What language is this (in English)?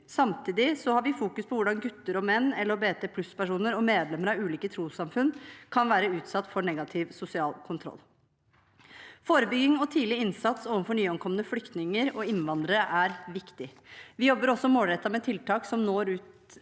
Norwegian